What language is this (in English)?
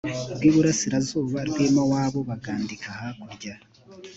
Kinyarwanda